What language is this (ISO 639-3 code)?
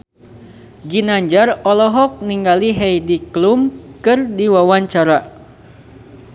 sun